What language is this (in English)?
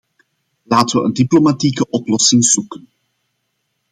Dutch